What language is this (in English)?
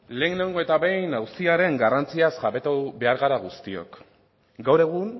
Basque